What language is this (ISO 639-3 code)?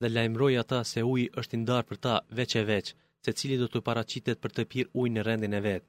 ell